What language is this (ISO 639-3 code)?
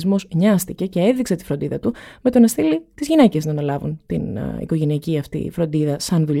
ell